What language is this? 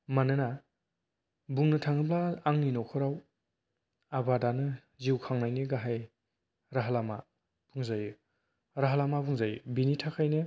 Bodo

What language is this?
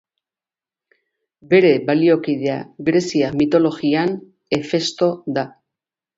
Basque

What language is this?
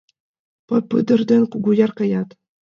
Mari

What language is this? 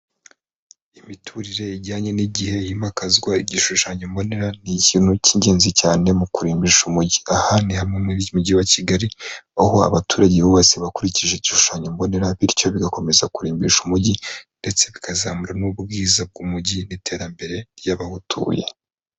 Kinyarwanda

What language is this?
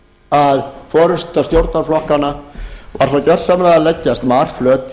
Icelandic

